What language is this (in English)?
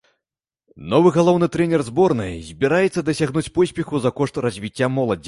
Belarusian